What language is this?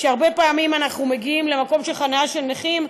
Hebrew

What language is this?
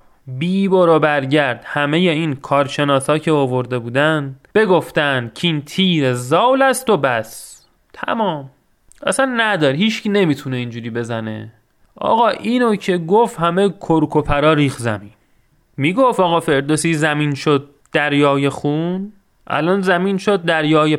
Persian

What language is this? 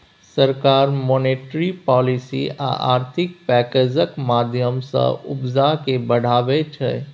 Maithili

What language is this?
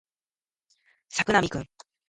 Japanese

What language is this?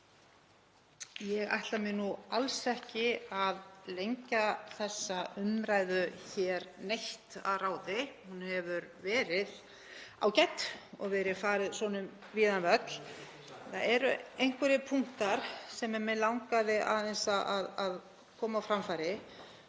Icelandic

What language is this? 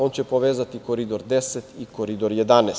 Serbian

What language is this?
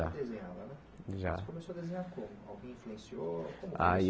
Portuguese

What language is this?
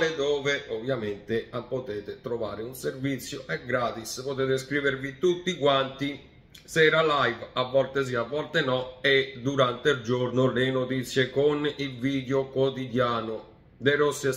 Italian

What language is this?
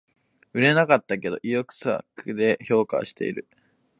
Japanese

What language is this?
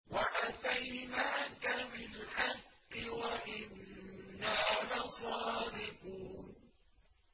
Arabic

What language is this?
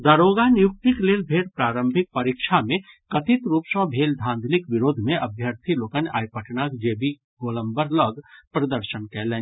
Maithili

